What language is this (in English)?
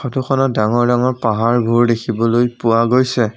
Assamese